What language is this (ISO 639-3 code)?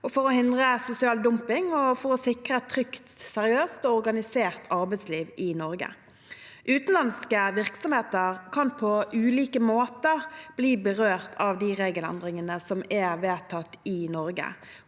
nor